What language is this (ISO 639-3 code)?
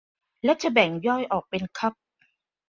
tha